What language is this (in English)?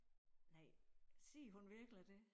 Danish